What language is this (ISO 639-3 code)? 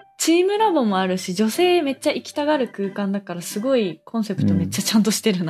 jpn